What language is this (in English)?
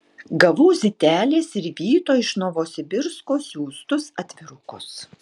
Lithuanian